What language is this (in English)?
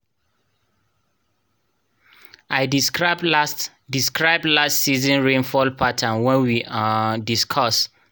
Nigerian Pidgin